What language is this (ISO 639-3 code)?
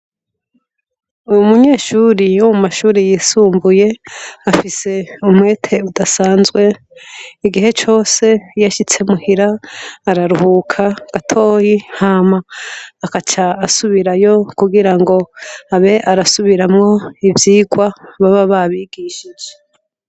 run